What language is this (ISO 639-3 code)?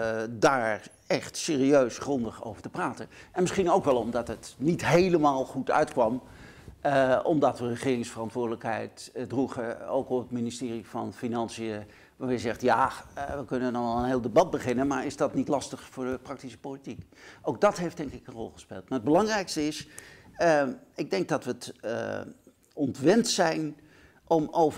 nld